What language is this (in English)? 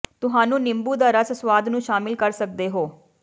Punjabi